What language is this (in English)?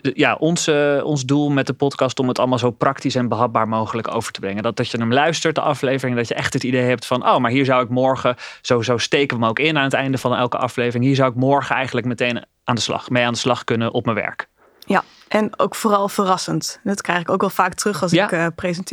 Dutch